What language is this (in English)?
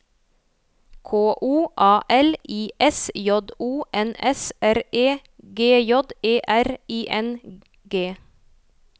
Norwegian